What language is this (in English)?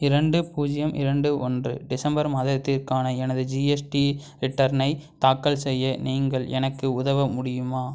Tamil